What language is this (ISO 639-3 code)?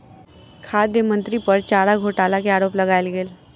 mai